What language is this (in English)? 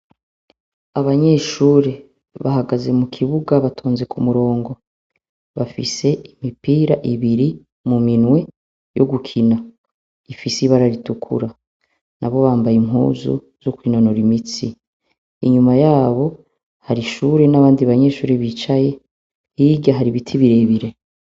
Rundi